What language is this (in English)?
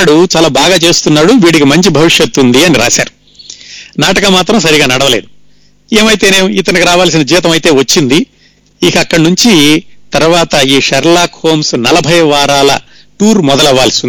Telugu